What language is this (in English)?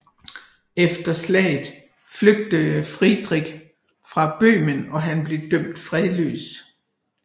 Danish